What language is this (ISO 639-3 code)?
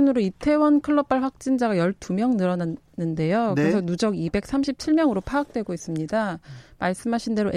kor